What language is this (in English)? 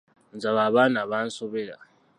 Ganda